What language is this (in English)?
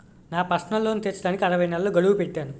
Telugu